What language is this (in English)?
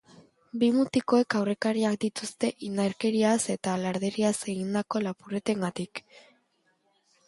Basque